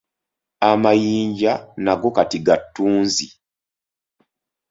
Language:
Ganda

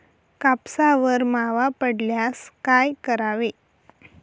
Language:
Marathi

